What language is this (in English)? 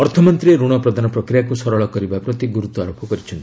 Odia